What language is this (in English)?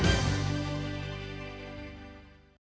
Ukrainian